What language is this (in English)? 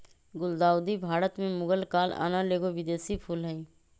Magahi